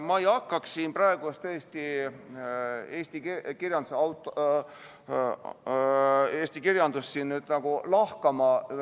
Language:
Estonian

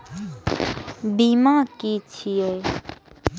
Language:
Maithili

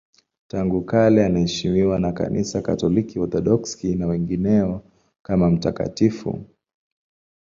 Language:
Swahili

